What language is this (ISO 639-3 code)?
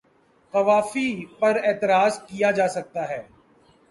urd